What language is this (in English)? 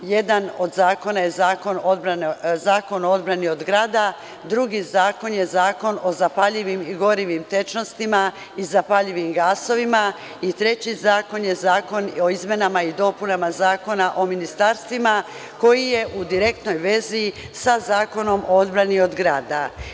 Serbian